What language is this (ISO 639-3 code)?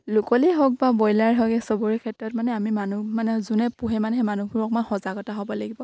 asm